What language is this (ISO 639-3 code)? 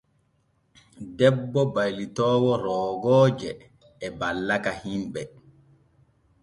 fue